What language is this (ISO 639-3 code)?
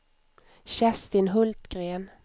swe